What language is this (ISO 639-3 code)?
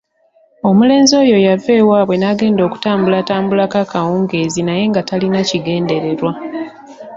lug